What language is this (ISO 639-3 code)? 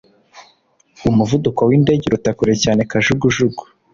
kin